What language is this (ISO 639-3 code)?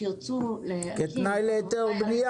heb